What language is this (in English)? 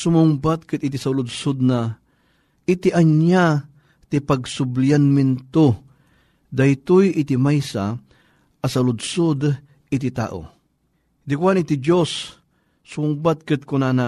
Filipino